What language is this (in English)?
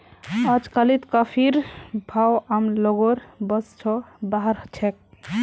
Magahi